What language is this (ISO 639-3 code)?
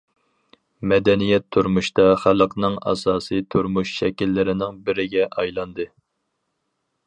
uig